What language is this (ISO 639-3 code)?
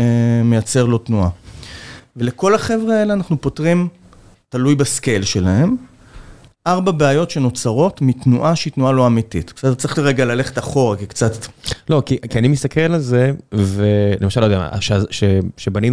heb